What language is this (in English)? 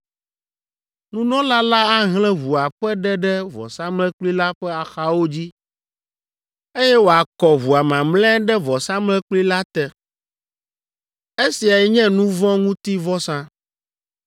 Ewe